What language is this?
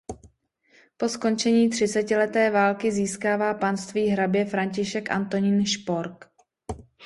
Czech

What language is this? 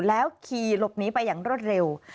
Thai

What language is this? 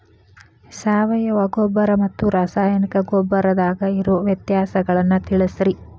Kannada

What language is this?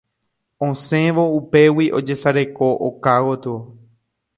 Guarani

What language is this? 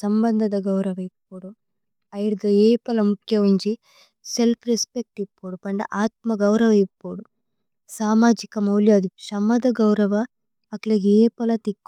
Tulu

